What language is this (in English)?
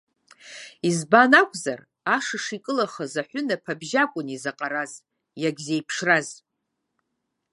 Abkhazian